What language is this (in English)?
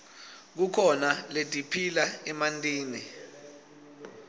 Swati